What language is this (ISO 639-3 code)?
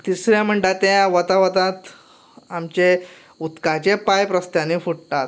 kok